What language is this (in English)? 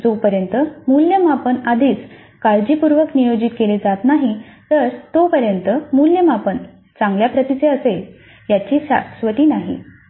Marathi